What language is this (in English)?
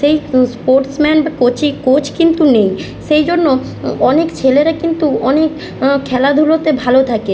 Bangla